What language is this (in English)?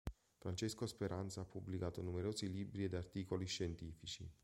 Italian